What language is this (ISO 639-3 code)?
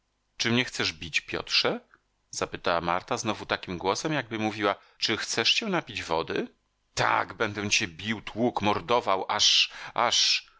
pol